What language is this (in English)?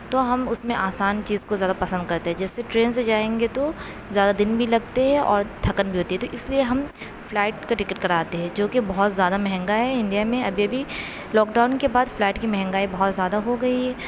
Urdu